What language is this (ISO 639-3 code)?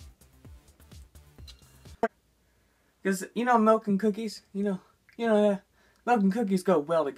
eng